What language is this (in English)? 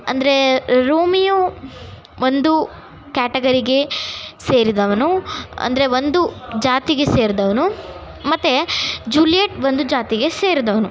Kannada